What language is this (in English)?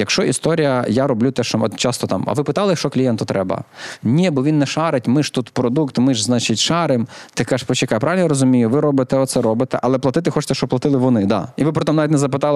Ukrainian